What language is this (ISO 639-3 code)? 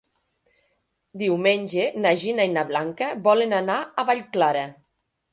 cat